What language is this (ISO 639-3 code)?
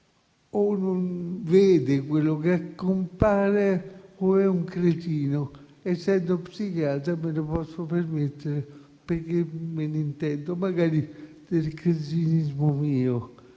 ita